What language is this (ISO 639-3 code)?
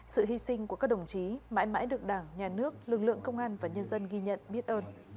vie